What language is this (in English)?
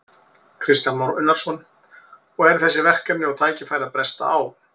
Icelandic